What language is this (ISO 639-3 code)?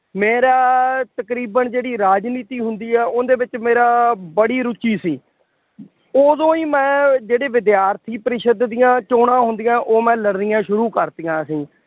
pan